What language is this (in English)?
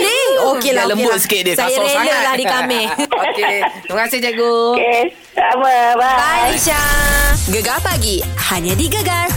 Malay